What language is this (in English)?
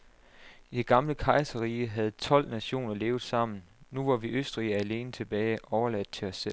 Danish